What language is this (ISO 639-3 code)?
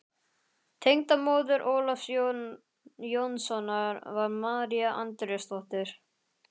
isl